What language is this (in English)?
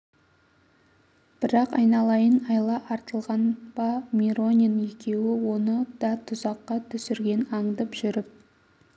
Kazakh